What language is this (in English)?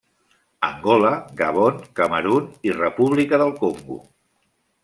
Catalan